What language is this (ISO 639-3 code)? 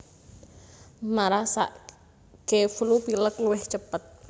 jav